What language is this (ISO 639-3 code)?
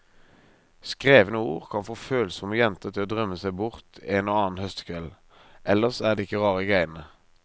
nor